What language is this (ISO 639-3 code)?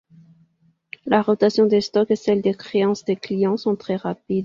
fra